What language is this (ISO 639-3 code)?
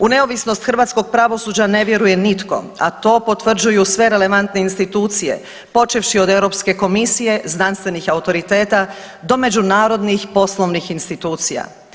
hrv